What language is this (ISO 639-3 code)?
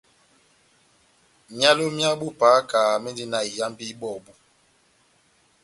bnm